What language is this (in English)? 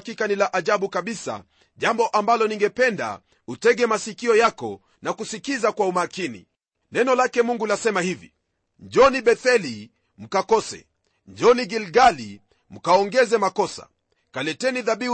Swahili